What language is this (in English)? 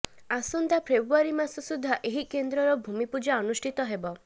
Odia